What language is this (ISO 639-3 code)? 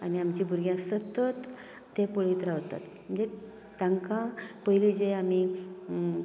kok